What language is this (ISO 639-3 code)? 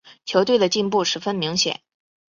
zho